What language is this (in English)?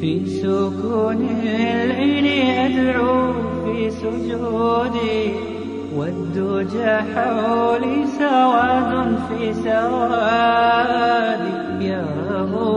Arabic